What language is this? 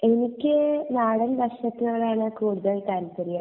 Malayalam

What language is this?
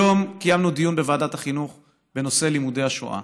Hebrew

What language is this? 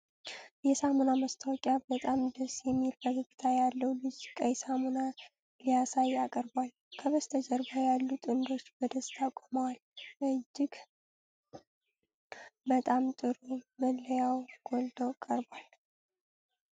Amharic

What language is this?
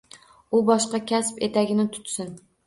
Uzbek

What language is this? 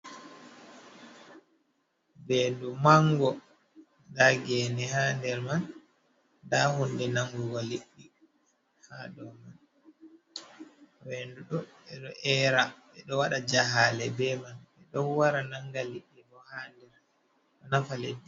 Fula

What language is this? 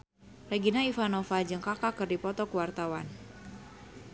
Sundanese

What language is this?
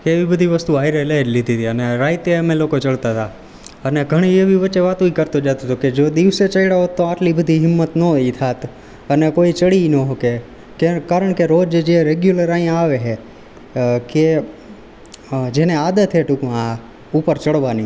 Gujarati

